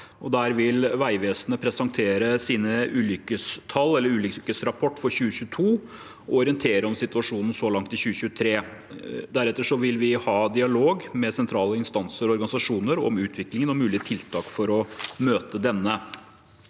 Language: Norwegian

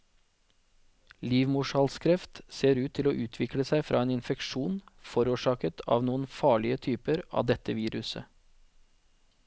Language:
Norwegian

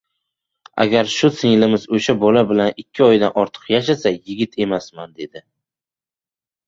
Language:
Uzbek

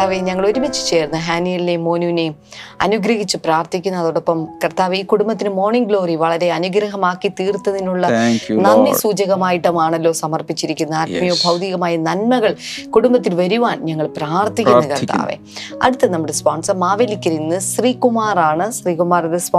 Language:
Malayalam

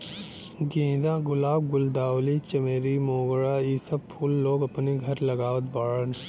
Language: Bhojpuri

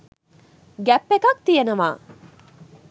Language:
Sinhala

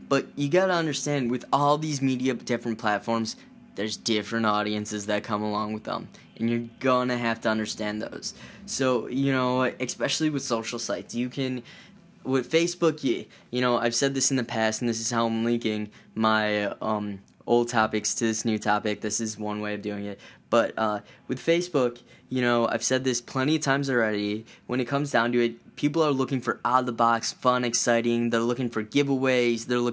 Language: English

